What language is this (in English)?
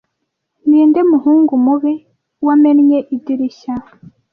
Kinyarwanda